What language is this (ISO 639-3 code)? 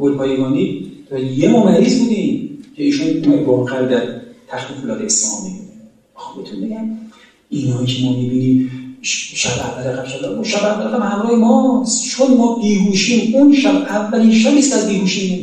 fas